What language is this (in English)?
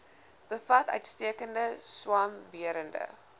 Afrikaans